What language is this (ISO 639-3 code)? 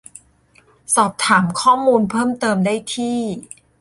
tha